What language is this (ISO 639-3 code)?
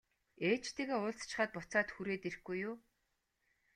mon